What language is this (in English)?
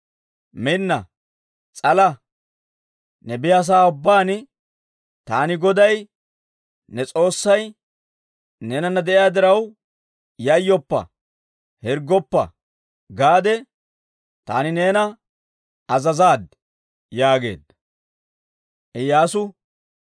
Dawro